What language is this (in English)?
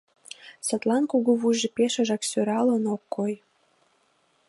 Mari